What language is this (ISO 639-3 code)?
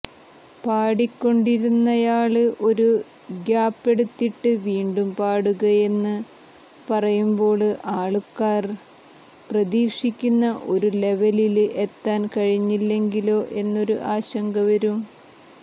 mal